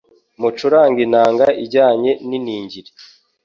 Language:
Kinyarwanda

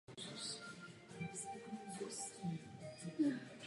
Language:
Czech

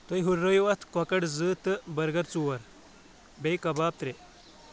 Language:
Kashmiri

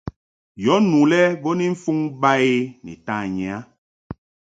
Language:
Mungaka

